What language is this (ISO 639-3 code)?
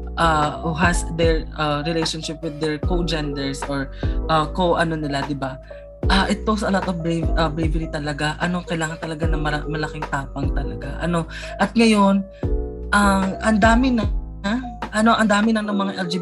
fil